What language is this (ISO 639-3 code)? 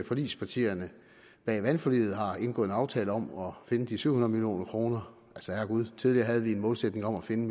dan